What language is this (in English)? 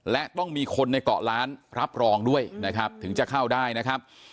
Thai